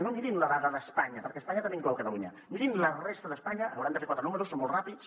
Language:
Catalan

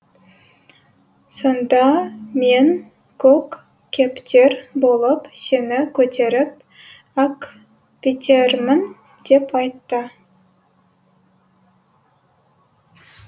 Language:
Kazakh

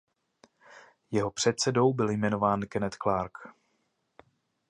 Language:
Czech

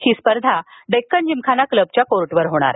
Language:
Marathi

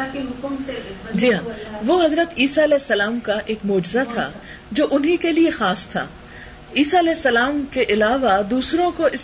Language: Urdu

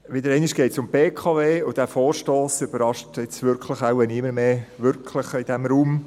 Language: Swiss German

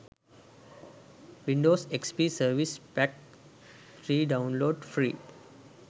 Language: Sinhala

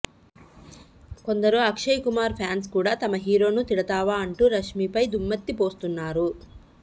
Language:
Telugu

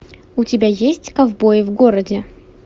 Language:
Russian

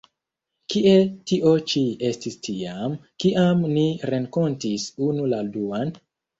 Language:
Esperanto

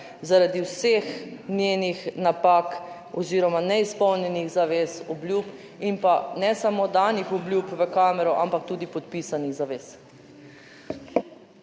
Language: Slovenian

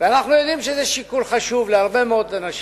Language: Hebrew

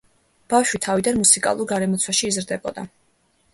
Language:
Georgian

